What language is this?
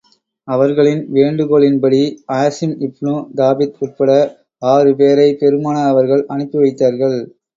Tamil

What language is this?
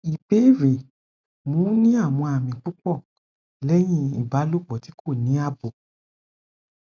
Yoruba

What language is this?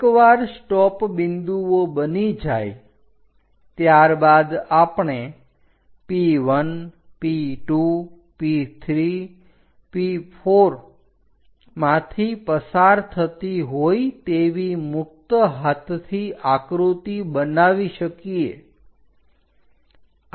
Gujarati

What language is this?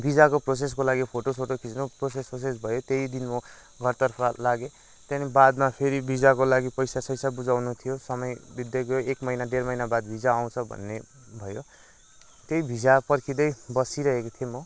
Nepali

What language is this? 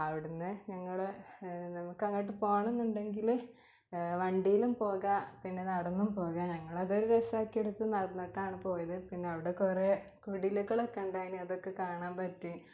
Malayalam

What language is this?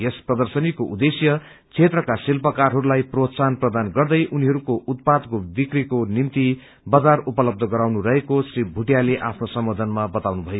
Nepali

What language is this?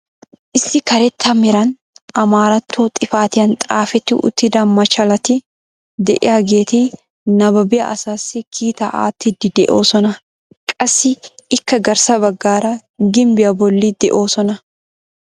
Wolaytta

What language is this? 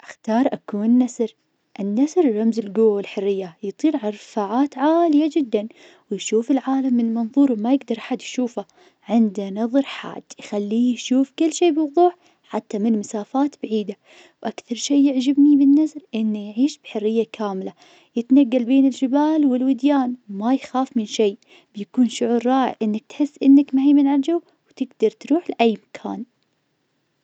Najdi Arabic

